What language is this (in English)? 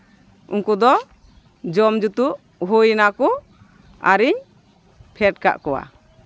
Santali